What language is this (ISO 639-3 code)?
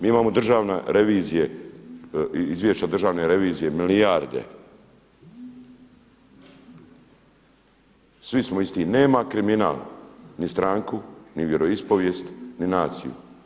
hrv